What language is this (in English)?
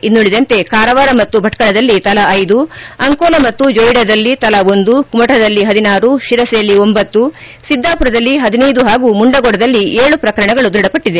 Kannada